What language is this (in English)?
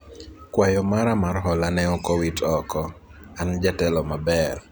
Luo (Kenya and Tanzania)